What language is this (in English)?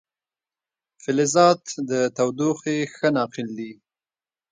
Pashto